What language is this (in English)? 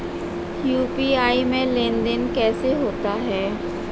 Hindi